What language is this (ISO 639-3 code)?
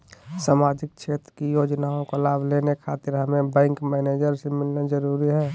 mag